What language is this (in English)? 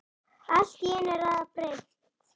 Icelandic